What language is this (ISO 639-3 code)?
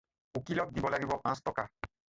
asm